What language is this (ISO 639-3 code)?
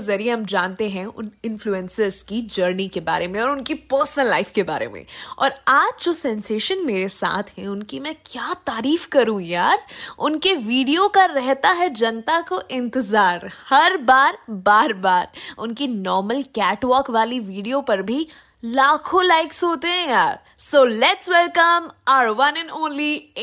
hin